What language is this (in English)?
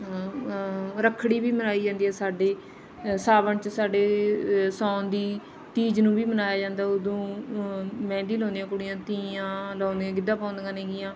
Punjabi